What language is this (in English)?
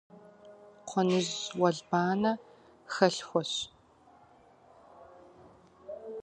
Kabardian